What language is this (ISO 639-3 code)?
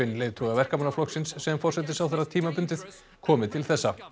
isl